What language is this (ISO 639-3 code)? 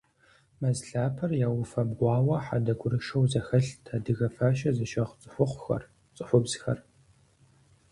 kbd